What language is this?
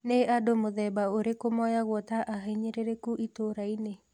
Kikuyu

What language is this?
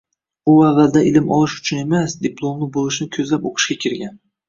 Uzbek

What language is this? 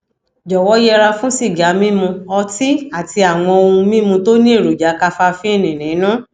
Yoruba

